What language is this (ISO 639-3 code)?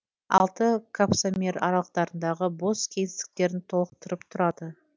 kaz